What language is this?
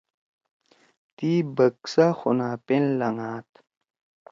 Torwali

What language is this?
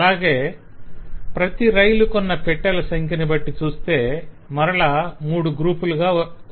Telugu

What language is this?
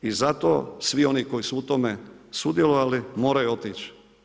Croatian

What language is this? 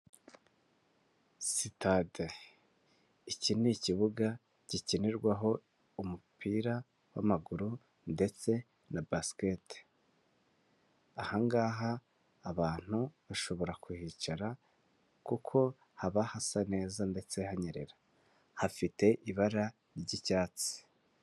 Kinyarwanda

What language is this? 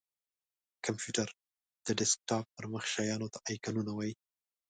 Pashto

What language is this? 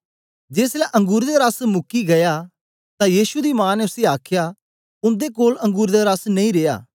Dogri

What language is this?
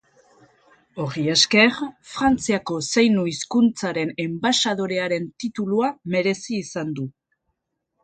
Basque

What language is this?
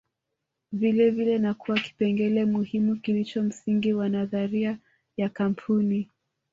Swahili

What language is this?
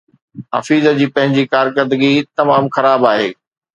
Sindhi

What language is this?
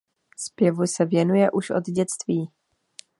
Czech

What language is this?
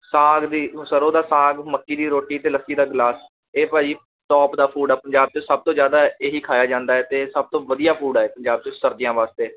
Punjabi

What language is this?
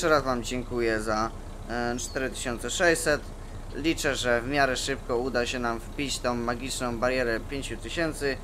Polish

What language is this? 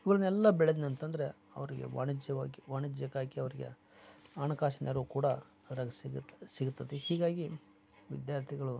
Kannada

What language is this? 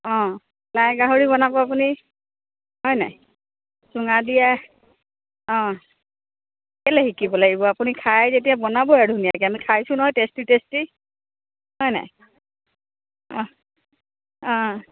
Assamese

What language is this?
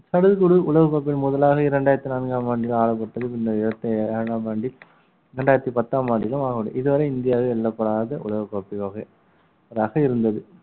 Tamil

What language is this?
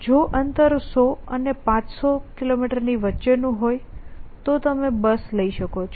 Gujarati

